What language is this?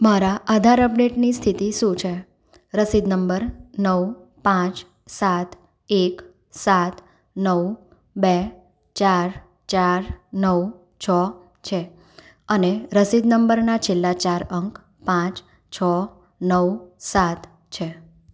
Gujarati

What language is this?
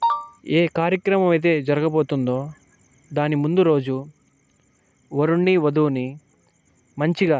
Telugu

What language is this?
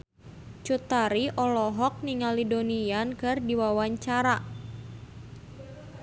Sundanese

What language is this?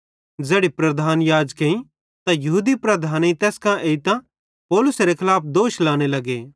Bhadrawahi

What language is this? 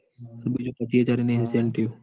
Gujarati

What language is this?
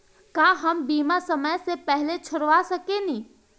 Bhojpuri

